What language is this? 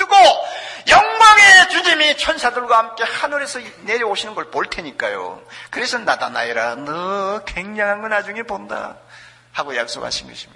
Korean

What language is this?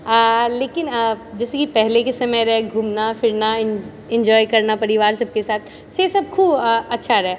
Maithili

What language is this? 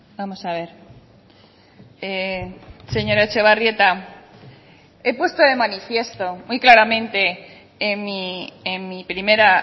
Spanish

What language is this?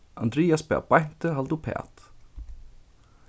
Faroese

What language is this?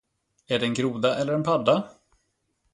Swedish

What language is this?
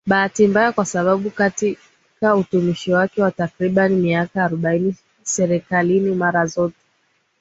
Swahili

